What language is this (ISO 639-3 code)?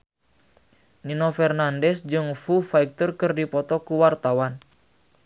sun